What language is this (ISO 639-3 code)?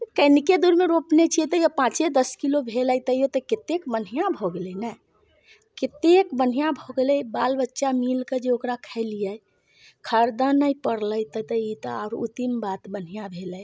mai